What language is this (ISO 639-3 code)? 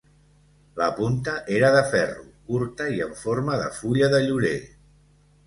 cat